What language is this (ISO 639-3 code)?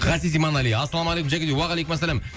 kaz